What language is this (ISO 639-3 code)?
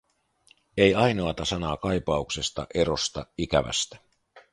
fin